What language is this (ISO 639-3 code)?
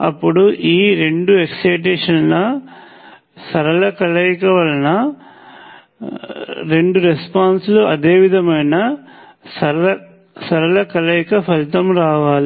tel